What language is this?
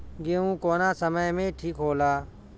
Bhojpuri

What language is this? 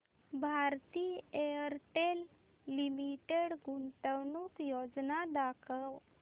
Marathi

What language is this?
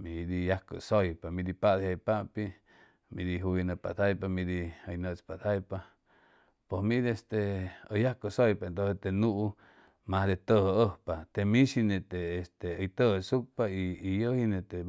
Chimalapa Zoque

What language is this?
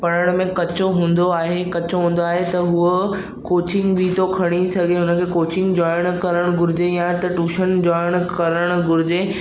Sindhi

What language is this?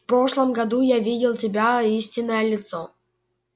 Russian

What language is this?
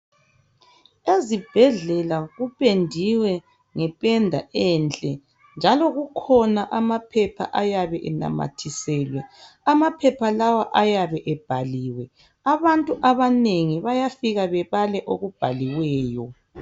North Ndebele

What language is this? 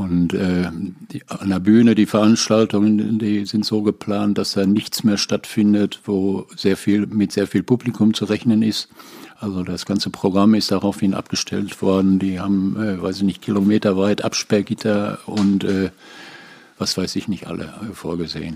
German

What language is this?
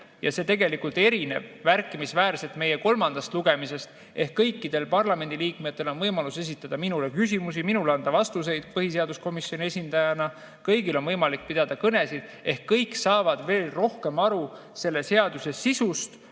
Estonian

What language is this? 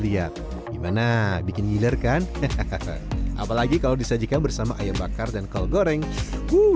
Indonesian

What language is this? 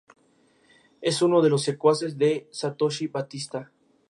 Spanish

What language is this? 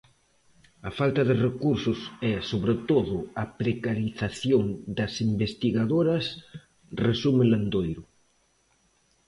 Galician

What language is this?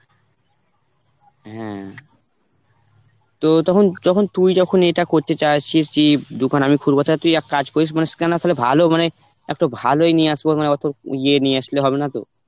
Bangla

